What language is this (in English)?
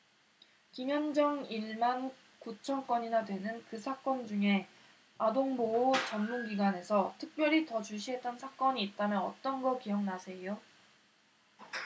Korean